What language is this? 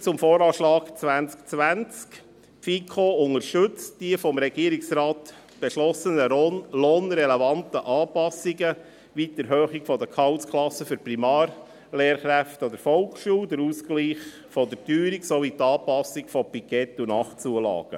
Swiss German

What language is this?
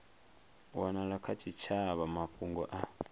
Venda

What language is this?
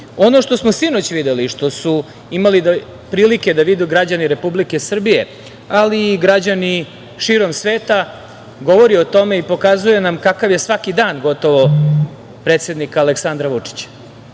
Serbian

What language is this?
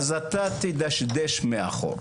Hebrew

